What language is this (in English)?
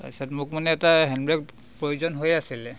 Assamese